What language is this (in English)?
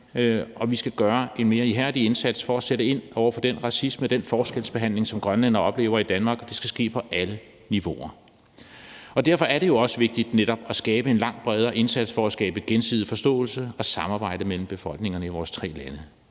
Danish